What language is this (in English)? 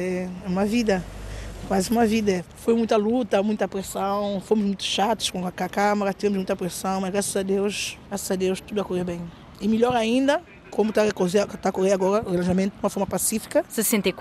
Portuguese